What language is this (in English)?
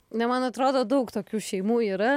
Lithuanian